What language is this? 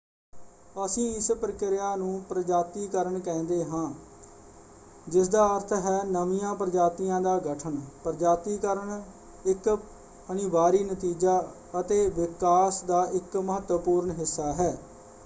Punjabi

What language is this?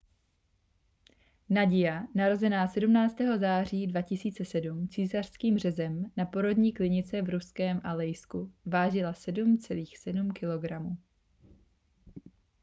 Czech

